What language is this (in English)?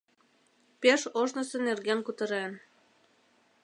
Mari